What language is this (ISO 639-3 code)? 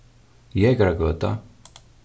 fao